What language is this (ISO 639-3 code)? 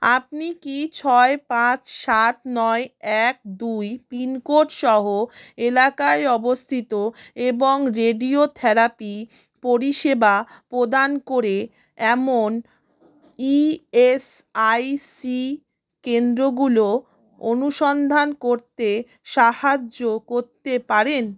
ben